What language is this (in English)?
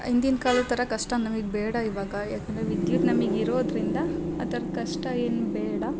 Kannada